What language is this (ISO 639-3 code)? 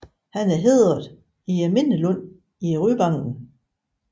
dan